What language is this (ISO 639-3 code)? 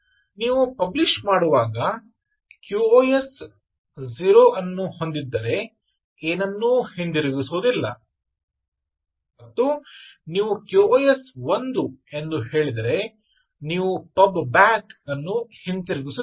kan